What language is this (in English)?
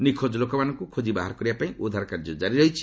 Odia